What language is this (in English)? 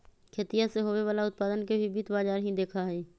Magahi